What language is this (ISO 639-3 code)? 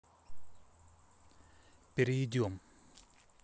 rus